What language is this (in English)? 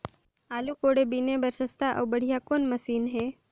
Chhattisgarhi